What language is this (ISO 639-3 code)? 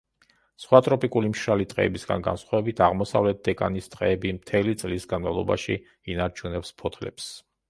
kat